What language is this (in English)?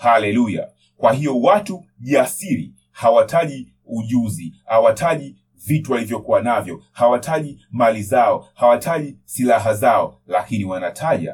Swahili